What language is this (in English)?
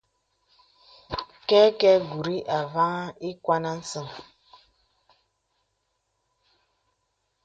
Bebele